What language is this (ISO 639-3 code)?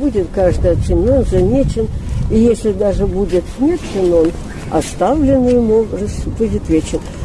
rus